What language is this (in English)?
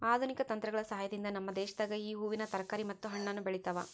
Kannada